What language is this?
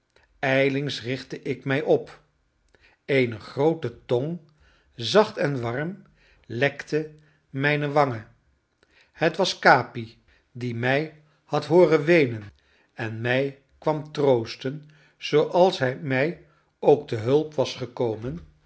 Dutch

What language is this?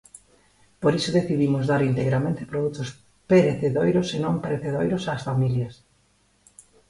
Galician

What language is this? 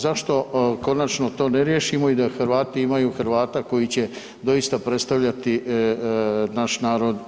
Croatian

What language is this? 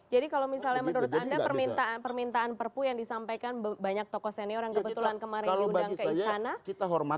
Indonesian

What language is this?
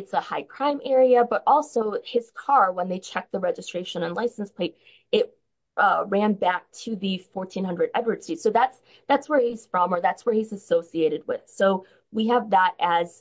English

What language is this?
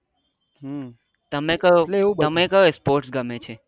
Gujarati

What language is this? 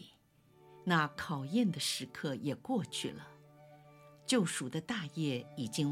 Chinese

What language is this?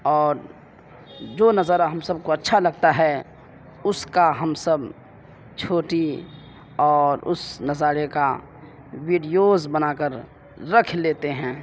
Urdu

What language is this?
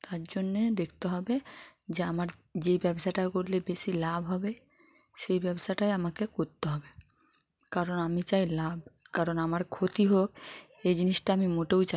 Bangla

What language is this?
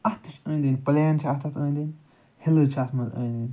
Kashmiri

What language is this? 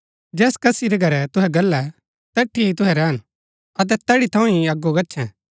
Gaddi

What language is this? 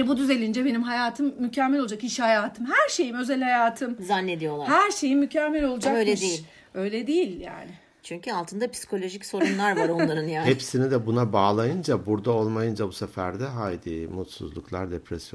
Turkish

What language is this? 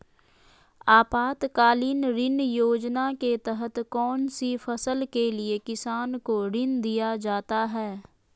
Magahi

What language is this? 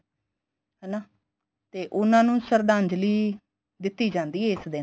Punjabi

